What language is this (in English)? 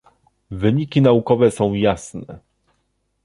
Polish